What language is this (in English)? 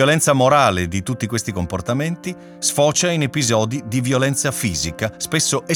Italian